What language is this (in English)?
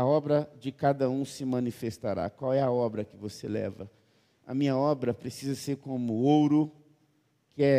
Portuguese